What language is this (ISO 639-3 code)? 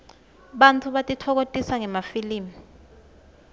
ssw